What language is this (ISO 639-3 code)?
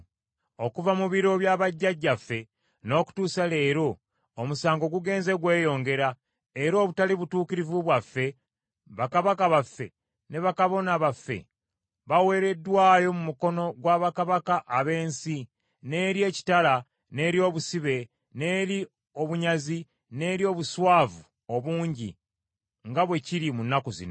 lug